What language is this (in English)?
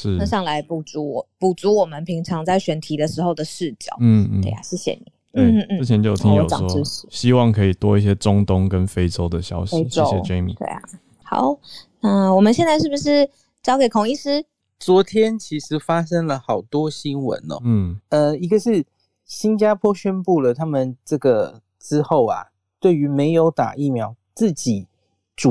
Chinese